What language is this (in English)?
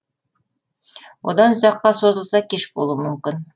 Kazakh